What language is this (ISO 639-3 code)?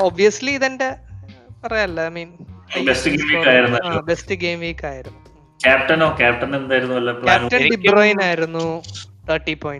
mal